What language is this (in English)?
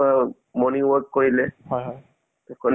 Assamese